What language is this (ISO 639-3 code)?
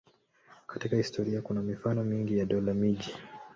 swa